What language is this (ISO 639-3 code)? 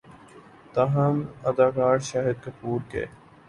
urd